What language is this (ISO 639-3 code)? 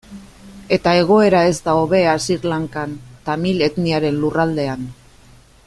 eus